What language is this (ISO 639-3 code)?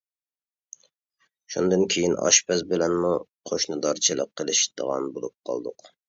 uig